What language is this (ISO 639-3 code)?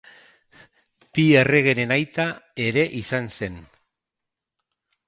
eus